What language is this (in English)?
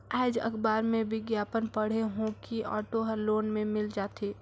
Chhattisgarhi